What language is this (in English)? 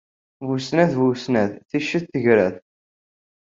Kabyle